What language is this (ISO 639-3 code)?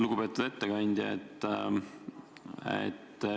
est